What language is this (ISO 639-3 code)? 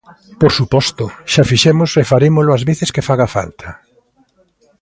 glg